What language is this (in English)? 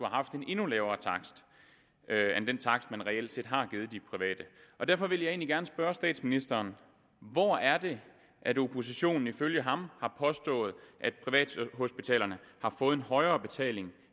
Danish